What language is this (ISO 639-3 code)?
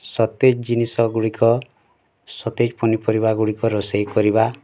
ori